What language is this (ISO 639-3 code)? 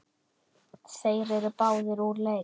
isl